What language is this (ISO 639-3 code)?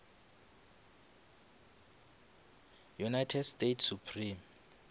nso